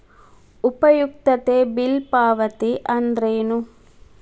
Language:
Kannada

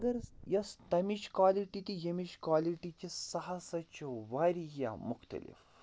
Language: Kashmiri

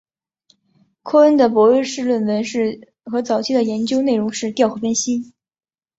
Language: Chinese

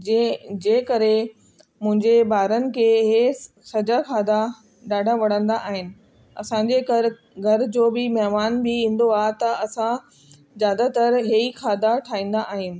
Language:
Sindhi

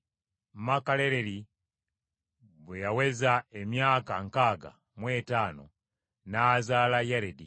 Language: Ganda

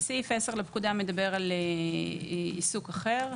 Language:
Hebrew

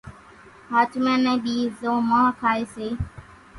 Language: Kachi Koli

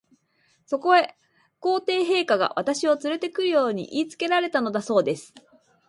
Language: Japanese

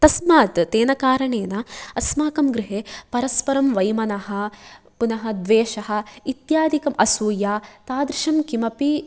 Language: Sanskrit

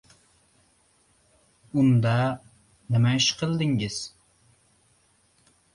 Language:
Uzbek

